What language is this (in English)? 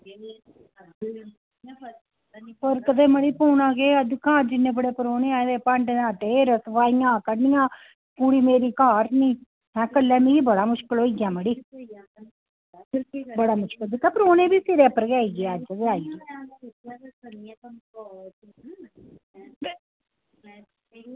Dogri